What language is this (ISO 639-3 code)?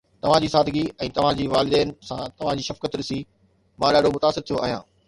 snd